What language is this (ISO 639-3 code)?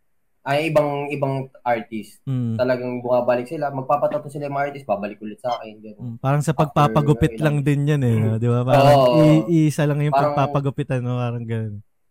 fil